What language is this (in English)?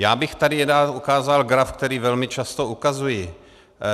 Czech